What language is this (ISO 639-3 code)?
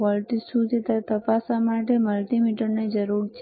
guj